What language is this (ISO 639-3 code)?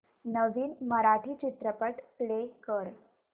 mar